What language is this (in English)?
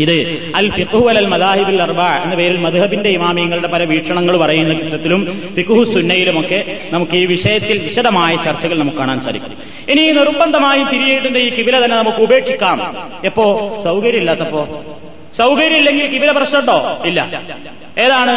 Malayalam